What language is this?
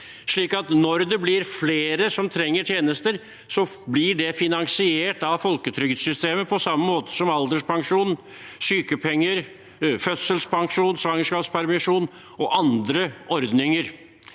Norwegian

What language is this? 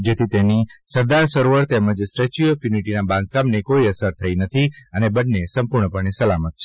Gujarati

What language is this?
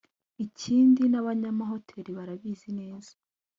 Kinyarwanda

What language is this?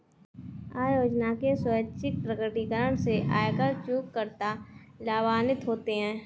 Hindi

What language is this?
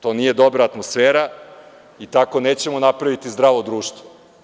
Serbian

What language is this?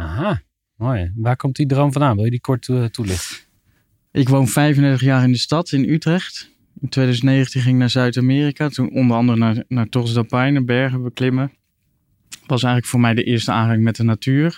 Dutch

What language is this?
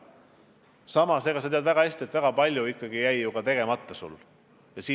Estonian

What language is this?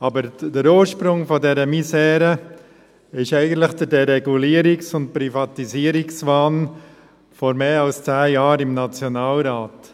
Swiss German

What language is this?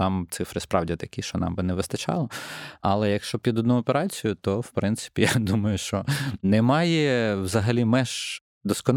Ukrainian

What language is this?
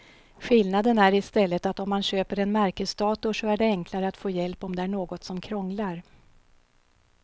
Swedish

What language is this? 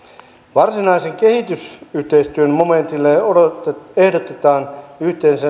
Finnish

